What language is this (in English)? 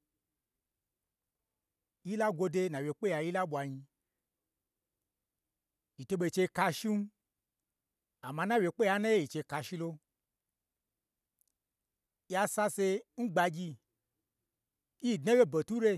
Gbagyi